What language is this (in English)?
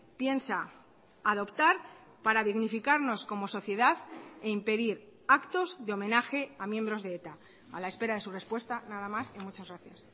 Spanish